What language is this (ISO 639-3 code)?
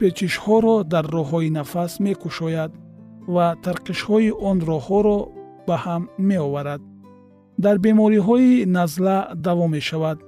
fas